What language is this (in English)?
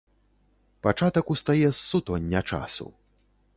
Belarusian